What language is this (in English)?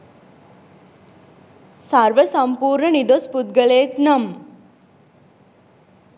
Sinhala